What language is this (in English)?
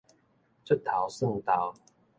Min Nan Chinese